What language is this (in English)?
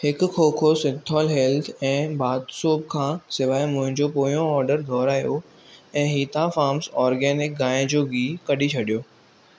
Sindhi